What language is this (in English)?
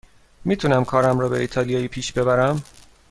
Persian